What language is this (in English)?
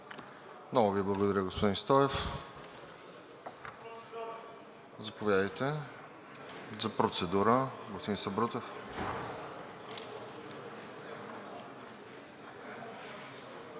Bulgarian